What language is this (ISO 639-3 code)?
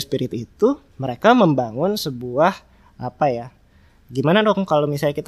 ind